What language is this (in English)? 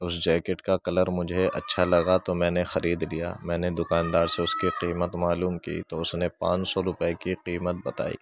Urdu